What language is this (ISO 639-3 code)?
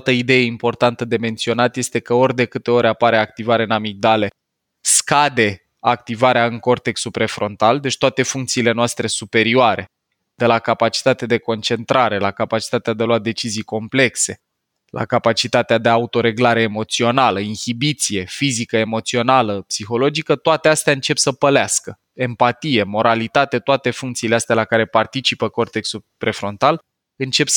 ron